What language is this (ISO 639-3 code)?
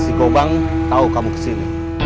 ind